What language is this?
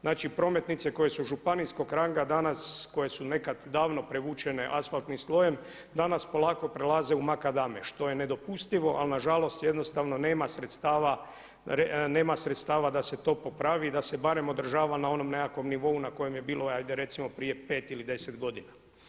Croatian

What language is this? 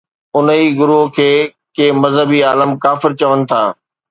Sindhi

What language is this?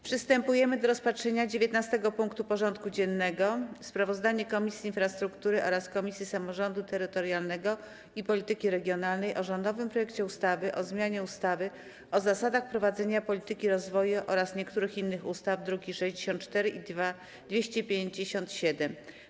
Polish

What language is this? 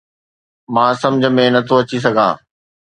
Sindhi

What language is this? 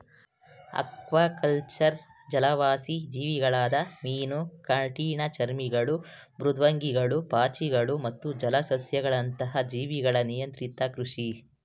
Kannada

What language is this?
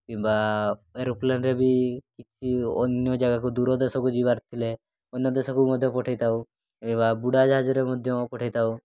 Odia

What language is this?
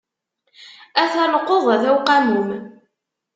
Kabyle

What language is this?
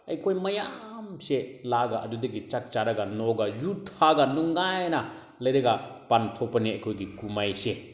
Manipuri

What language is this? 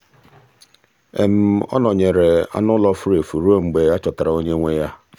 Igbo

